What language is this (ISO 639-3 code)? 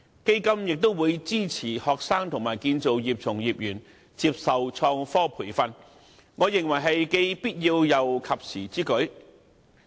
yue